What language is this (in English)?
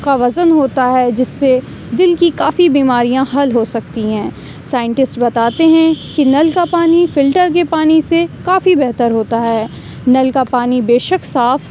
Urdu